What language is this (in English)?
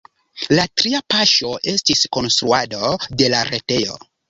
Esperanto